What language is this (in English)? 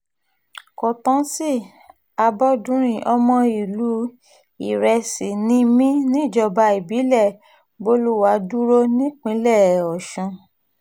Yoruba